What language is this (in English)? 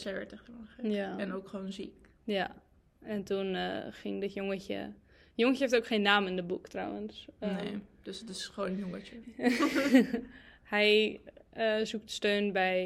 Dutch